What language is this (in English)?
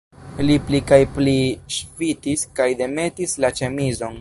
Esperanto